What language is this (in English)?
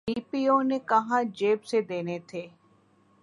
Urdu